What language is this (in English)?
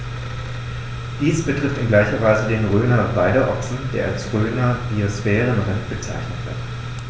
German